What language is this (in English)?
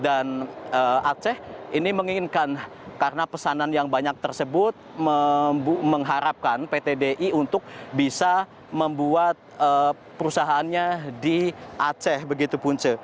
Indonesian